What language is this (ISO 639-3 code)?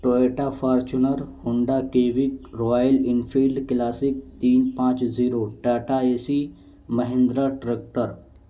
urd